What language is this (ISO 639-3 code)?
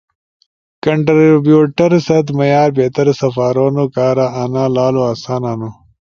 ush